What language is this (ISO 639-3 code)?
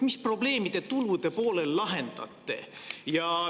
est